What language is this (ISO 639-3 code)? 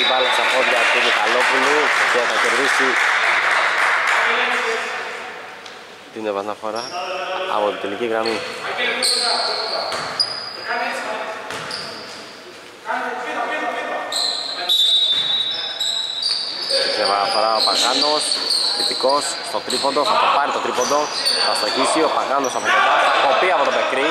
ell